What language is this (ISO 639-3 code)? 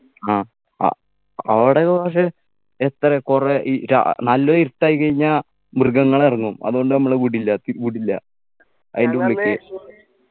mal